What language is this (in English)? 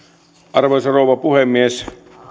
Finnish